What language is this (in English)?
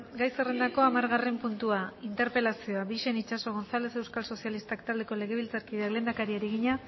Basque